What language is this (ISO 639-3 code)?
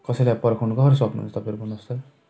nep